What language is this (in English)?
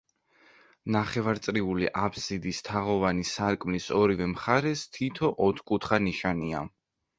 Georgian